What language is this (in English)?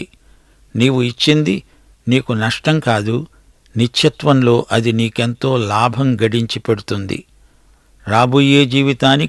Telugu